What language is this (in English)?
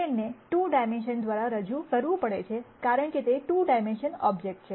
Gujarati